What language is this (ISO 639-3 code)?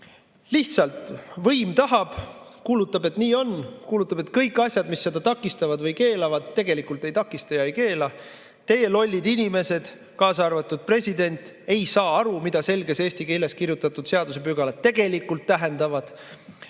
est